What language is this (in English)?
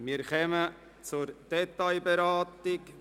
Swiss German